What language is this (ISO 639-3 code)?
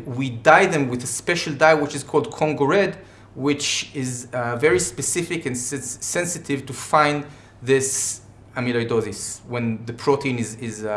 eng